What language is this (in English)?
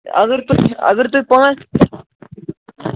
Kashmiri